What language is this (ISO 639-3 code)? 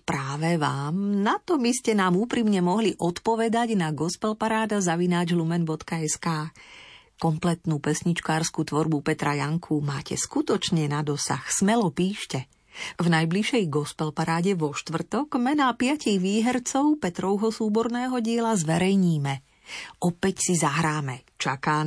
slk